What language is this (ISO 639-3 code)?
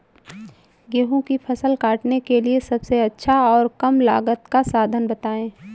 hin